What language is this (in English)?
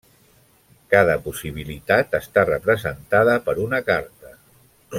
Catalan